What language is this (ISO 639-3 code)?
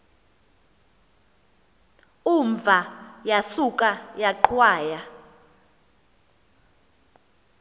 xho